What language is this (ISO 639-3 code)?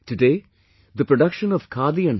eng